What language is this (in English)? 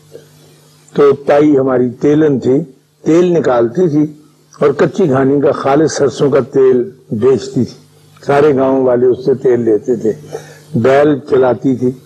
Urdu